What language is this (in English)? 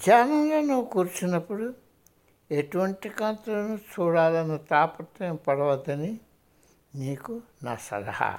Telugu